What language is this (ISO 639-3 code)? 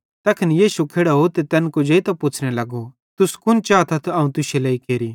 bhd